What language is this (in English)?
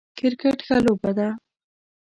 Pashto